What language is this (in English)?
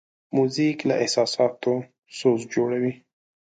Pashto